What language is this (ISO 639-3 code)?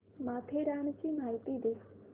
mar